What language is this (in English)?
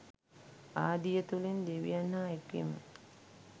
Sinhala